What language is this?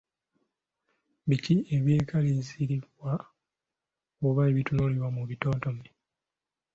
Ganda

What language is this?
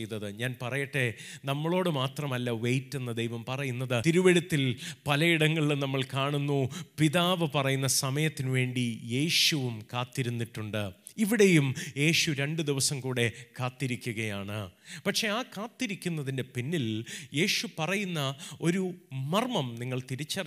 Malayalam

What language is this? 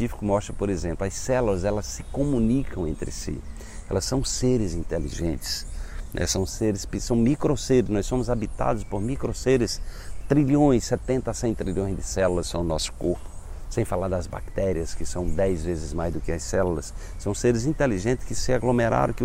Portuguese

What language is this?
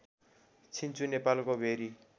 Nepali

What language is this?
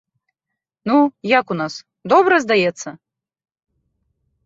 Belarusian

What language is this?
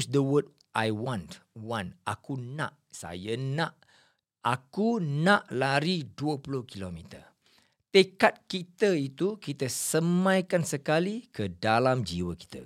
Malay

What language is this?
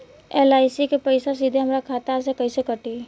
Bhojpuri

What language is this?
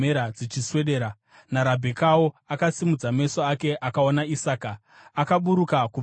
Shona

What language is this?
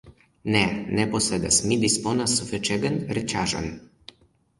Esperanto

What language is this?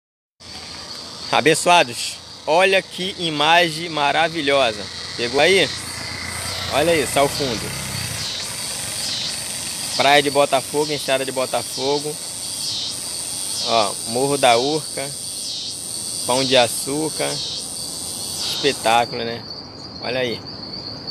Portuguese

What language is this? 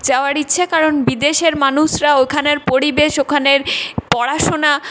Bangla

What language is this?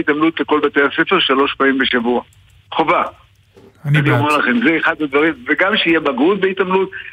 Hebrew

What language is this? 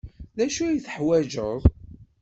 Kabyle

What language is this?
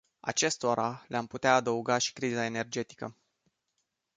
Romanian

